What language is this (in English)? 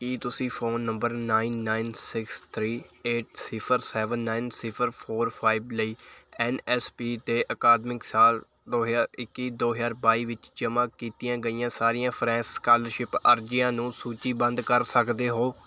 Punjabi